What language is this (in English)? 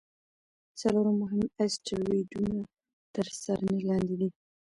Pashto